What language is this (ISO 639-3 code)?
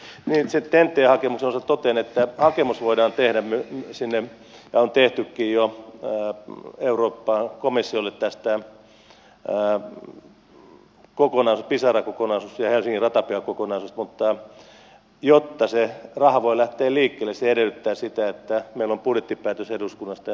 fin